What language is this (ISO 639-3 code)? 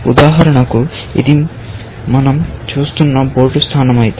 tel